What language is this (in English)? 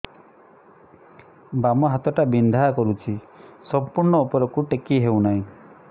Odia